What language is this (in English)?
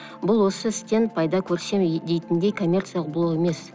Kazakh